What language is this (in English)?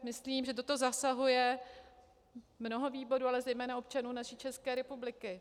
Czech